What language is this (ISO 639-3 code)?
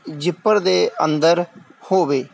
pan